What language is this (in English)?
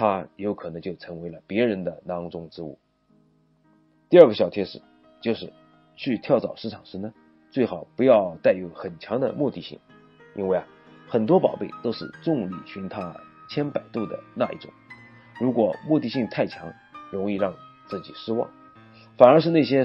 Chinese